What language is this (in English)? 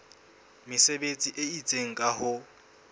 Southern Sotho